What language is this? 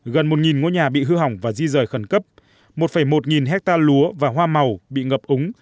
Vietnamese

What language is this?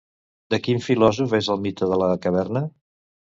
Catalan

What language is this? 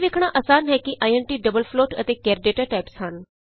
Punjabi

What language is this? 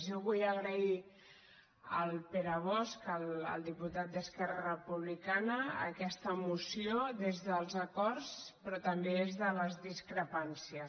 Catalan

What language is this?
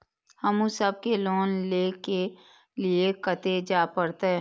Maithili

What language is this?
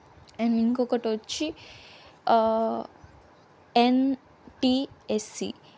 Telugu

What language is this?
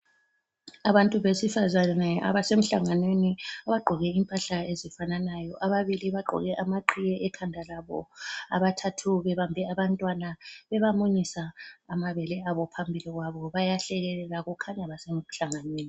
North Ndebele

